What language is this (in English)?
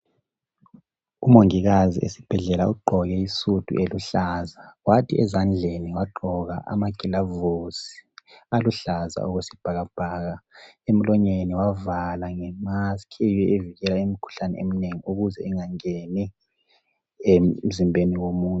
North Ndebele